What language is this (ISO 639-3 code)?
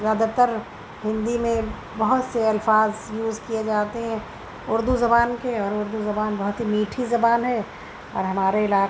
urd